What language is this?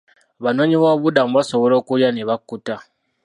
Ganda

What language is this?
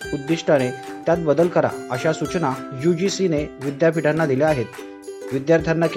Marathi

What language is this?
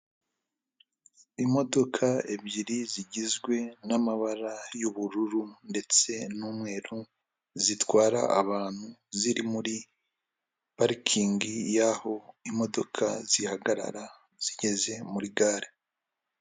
Kinyarwanda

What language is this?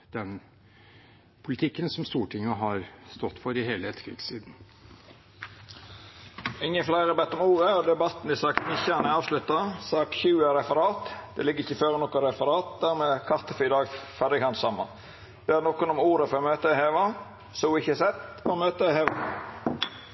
Norwegian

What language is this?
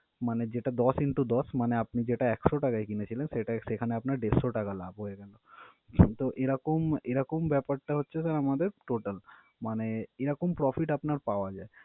Bangla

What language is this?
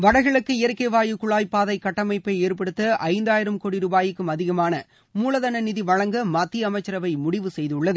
Tamil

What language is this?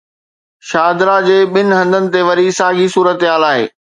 Sindhi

